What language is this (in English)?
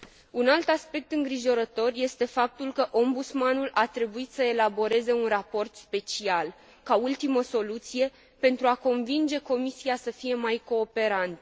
Romanian